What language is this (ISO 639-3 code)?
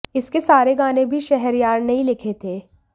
hin